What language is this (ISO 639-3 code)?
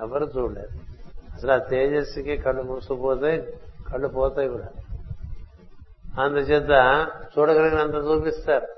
tel